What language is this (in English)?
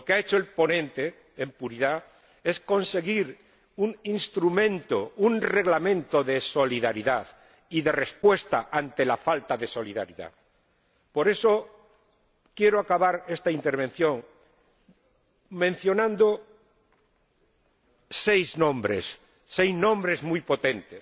Spanish